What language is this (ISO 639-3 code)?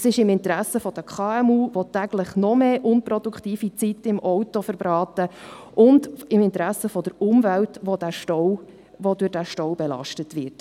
gsw